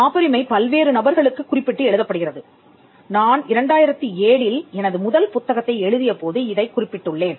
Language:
Tamil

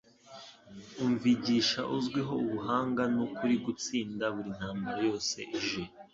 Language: Kinyarwanda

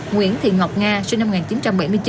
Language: Vietnamese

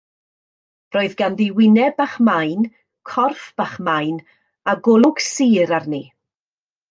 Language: Welsh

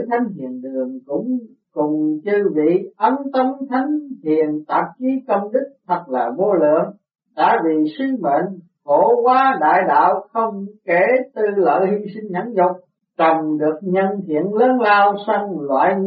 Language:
Vietnamese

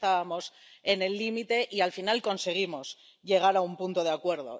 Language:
Spanish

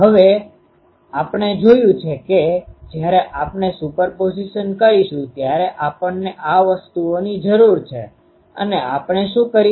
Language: Gujarati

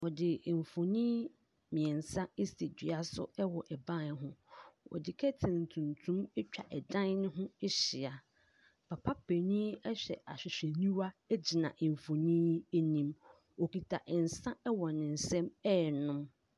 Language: Akan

